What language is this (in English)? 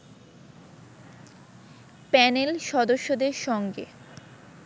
Bangla